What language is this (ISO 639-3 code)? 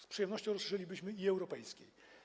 pol